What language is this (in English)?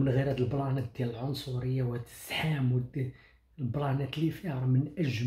Arabic